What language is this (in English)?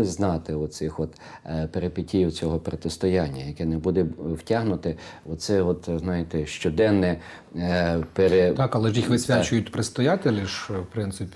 Ukrainian